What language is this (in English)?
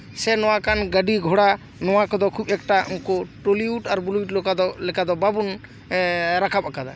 Santali